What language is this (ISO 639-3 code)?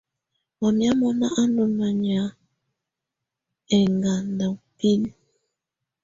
tvu